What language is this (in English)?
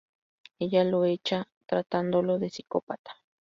Spanish